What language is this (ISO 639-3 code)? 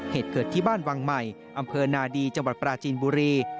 tha